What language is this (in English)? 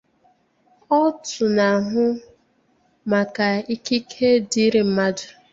Igbo